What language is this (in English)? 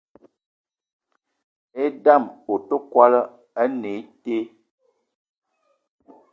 Eton (Cameroon)